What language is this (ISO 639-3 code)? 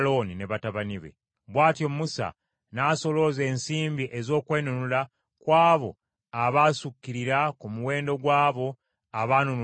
lug